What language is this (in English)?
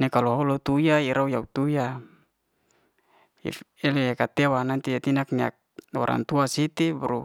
Liana-Seti